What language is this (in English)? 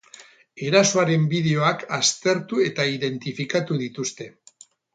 Basque